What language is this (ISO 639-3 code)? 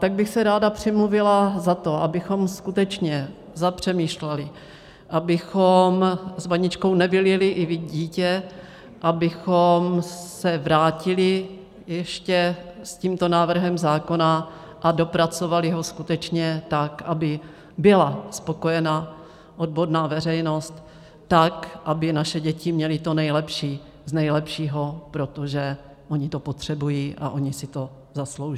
ces